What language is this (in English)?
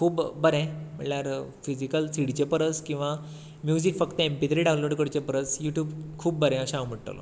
Konkani